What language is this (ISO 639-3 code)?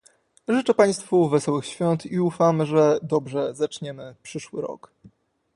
pol